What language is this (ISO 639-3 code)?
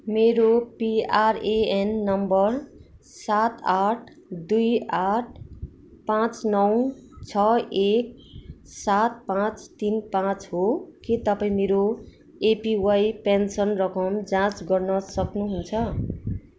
nep